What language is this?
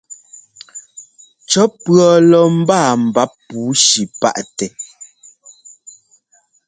Ngomba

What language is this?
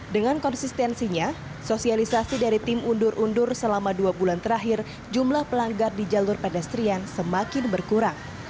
Indonesian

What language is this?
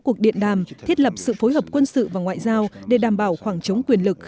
Vietnamese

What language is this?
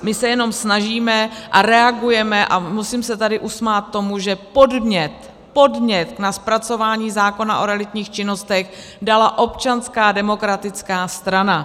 Czech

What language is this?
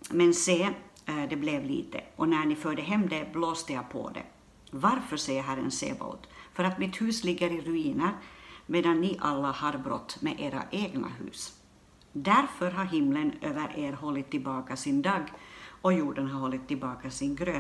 Swedish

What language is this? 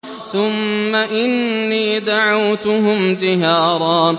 Arabic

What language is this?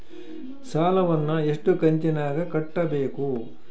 Kannada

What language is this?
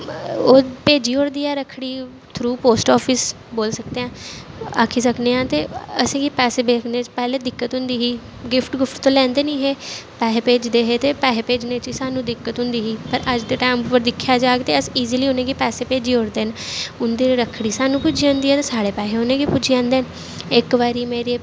Dogri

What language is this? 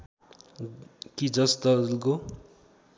Nepali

